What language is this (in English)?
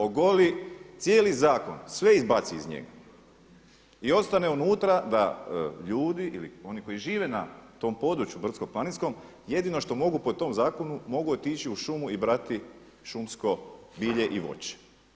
Croatian